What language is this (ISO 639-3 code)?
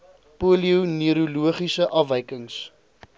afr